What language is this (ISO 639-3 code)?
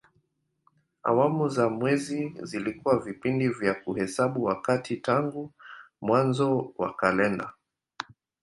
swa